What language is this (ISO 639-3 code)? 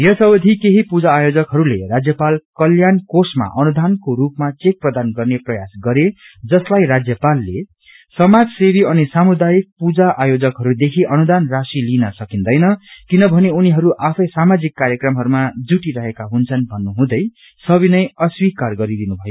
nep